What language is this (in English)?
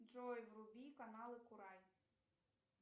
Russian